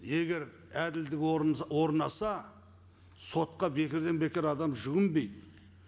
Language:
Kazakh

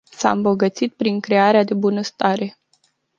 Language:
Romanian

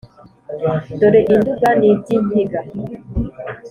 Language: Kinyarwanda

